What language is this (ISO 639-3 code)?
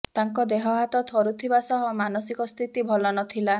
ori